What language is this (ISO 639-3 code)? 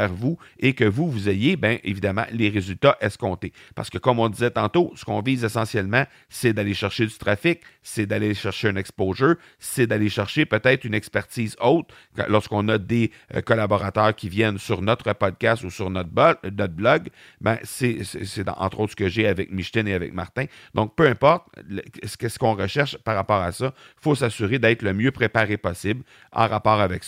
fra